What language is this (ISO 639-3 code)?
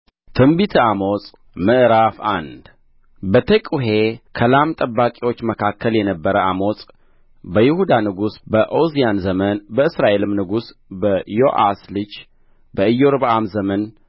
amh